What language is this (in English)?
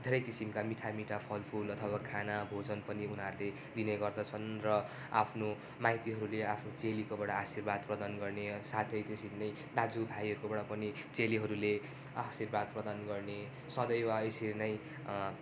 Nepali